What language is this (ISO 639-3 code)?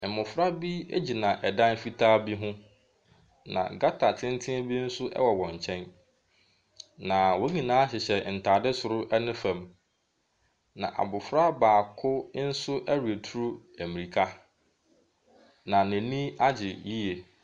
aka